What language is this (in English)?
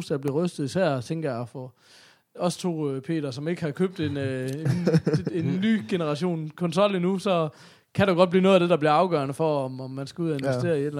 Danish